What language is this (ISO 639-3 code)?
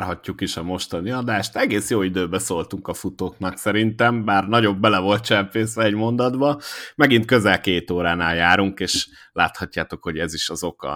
hun